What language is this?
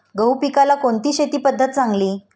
Marathi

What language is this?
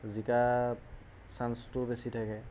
Assamese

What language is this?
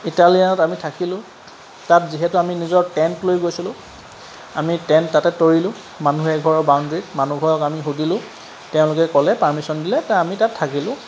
Assamese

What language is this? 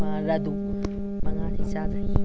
Manipuri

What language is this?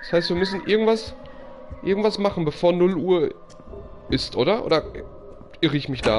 German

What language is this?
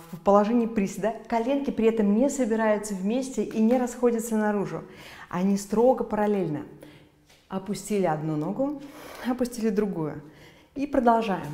Russian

